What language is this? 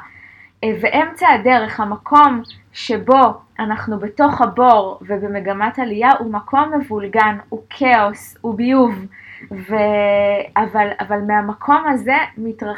Hebrew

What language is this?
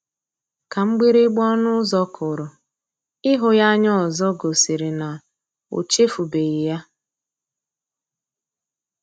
Igbo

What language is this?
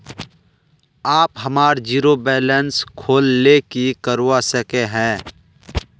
Magahi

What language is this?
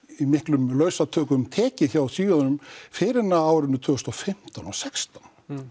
Icelandic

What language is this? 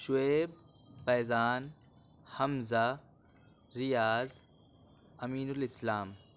Urdu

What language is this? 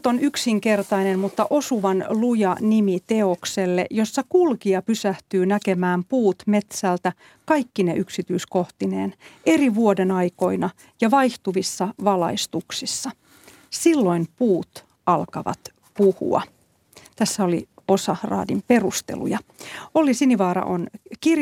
Finnish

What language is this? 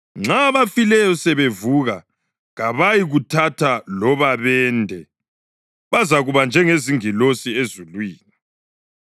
North Ndebele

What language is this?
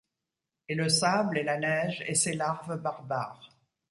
French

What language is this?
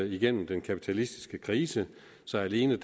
Danish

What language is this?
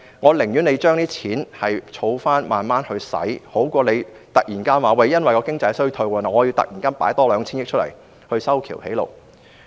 Cantonese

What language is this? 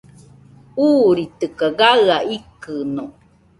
Nüpode Huitoto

